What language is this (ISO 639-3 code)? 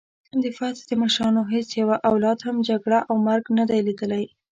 pus